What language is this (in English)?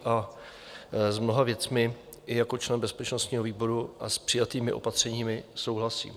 Czech